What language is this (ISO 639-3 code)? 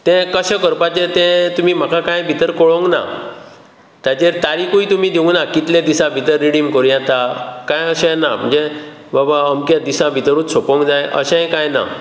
kok